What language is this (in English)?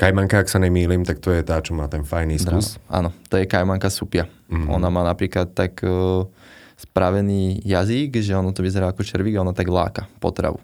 Slovak